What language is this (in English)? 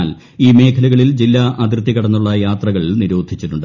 Malayalam